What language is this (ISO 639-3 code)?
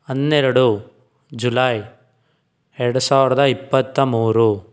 kan